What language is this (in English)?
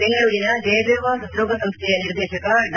Kannada